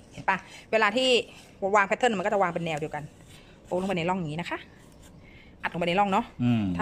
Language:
Thai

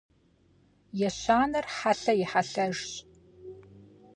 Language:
Kabardian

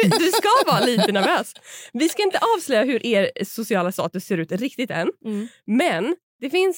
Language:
Swedish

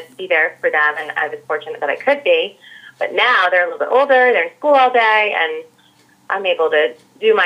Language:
English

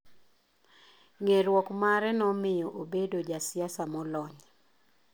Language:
Luo (Kenya and Tanzania)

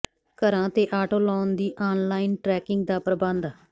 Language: Punjabi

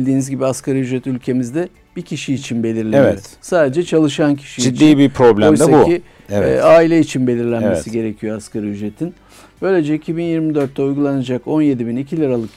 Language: Turkish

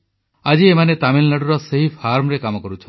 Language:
Odia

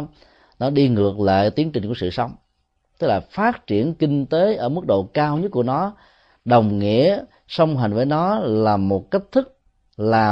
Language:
Vietnamese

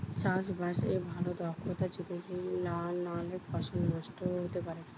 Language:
Bangla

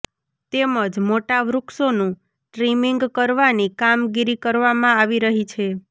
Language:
Gujarati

